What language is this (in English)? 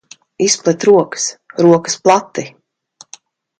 Latvian